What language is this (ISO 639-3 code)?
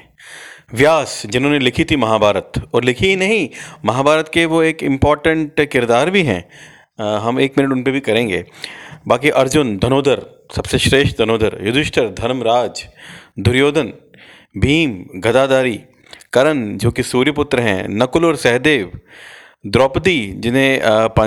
hin